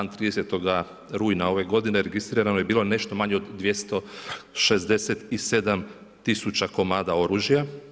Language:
Croatian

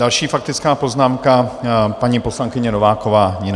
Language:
Czech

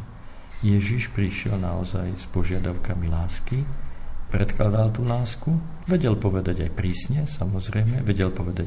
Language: Slovak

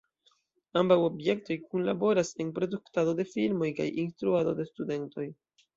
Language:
Esperanto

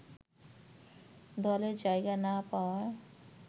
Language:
Bangla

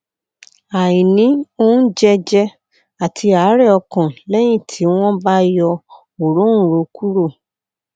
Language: Yoruba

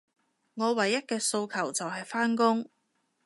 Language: Cantonese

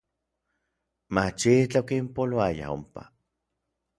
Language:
Orizaba Nahuatl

